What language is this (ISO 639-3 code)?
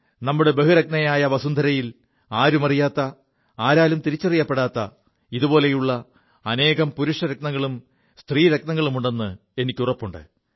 mal